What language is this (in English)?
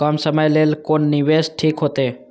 Maithili